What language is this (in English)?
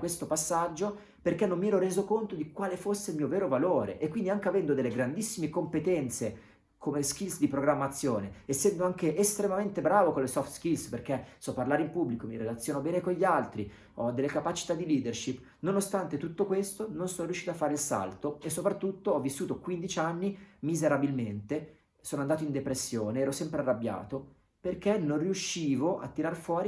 Italian